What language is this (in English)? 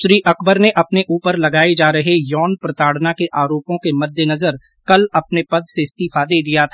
Hindi